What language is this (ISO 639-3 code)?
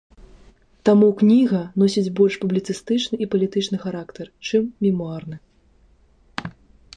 bel